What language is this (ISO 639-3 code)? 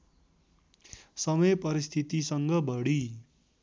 nep